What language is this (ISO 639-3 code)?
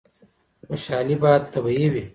pus